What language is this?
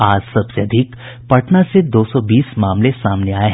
Hindi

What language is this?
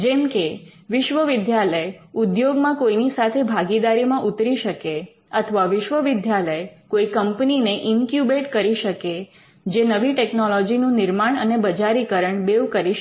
Gujarati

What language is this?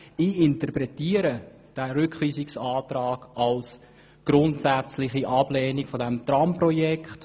Swiss German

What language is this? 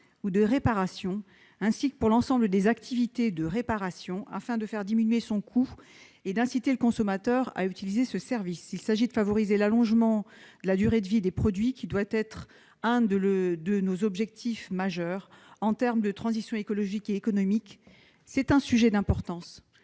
French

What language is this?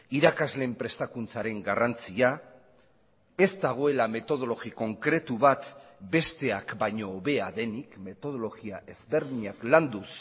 Basque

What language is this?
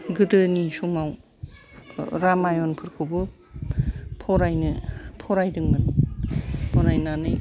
Bodo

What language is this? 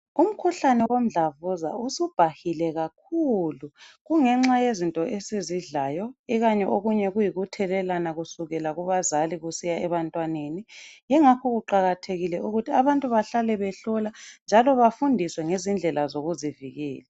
North Ndebele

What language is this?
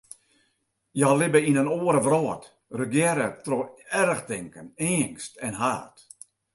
Western Frisian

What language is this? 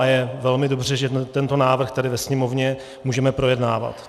Czech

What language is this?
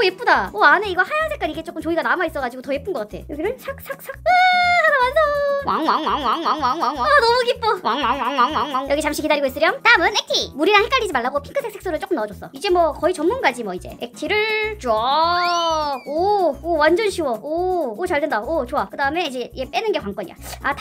Korean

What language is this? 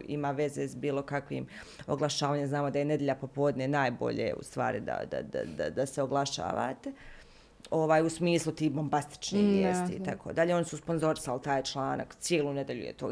Croatian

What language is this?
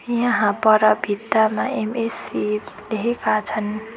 Nepali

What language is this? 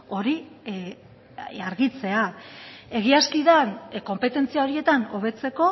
Basque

